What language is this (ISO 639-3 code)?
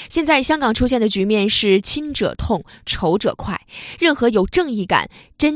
zho